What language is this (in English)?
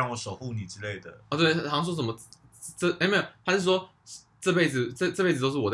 Chinese